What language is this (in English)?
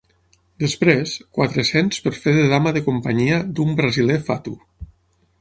Catalan